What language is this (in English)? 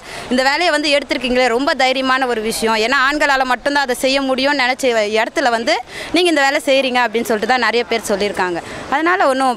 Romanian